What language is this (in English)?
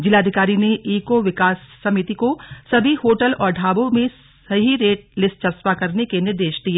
Hindi